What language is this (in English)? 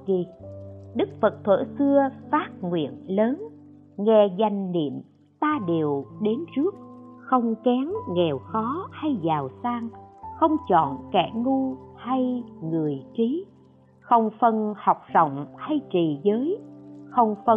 Vietnamese